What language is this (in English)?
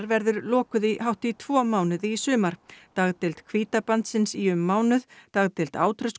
Icelandic